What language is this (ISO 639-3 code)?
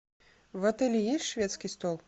rus